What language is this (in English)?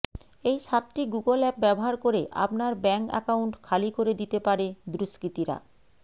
Bangla